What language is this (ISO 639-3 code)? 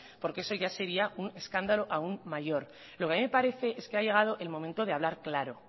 spa